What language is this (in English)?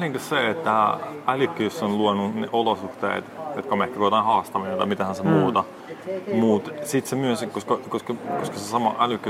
Finnish